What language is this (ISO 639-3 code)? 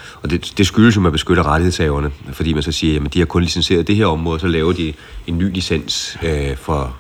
dan